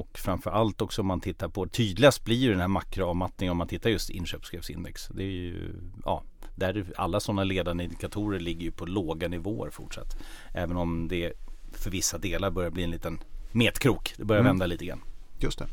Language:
Swedish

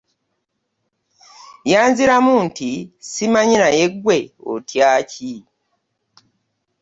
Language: Ganda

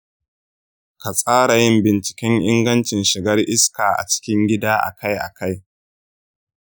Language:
Hausa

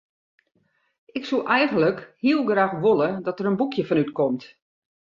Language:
Western Frisian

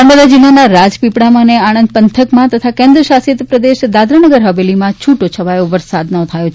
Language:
Gujarati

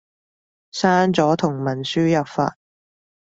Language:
Cantonese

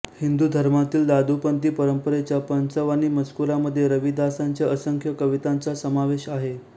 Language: Marathi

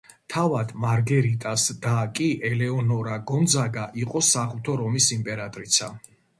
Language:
Georgian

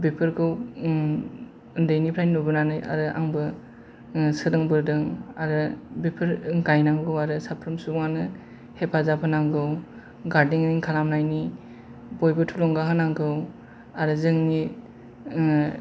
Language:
Bodo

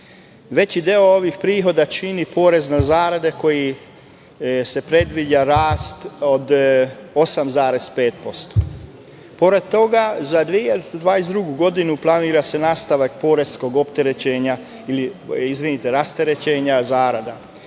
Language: Serbian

